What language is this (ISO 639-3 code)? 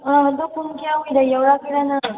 mni